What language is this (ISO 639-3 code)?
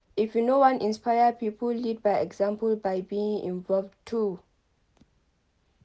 pcm